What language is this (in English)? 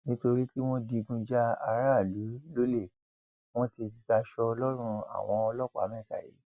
Yoruba